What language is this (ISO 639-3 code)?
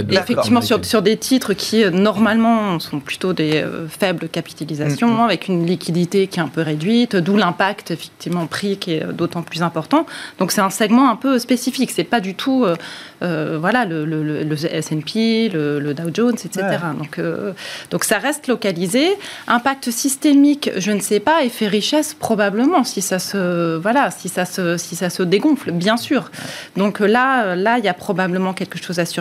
fra